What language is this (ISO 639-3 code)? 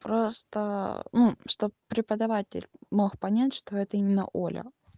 rus